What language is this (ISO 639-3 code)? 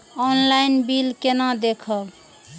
mai